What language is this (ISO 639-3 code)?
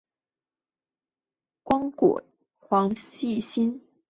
zho